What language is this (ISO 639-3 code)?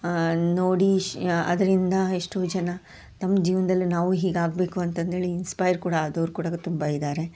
kan